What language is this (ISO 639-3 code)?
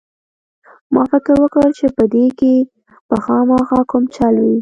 pus